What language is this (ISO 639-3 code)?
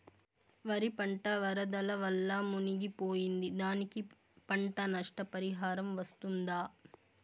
tel